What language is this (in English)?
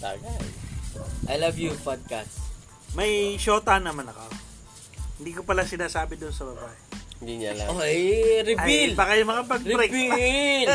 Filipino